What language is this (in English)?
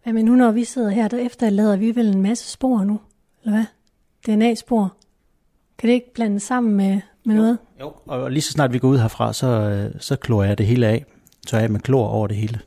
Danish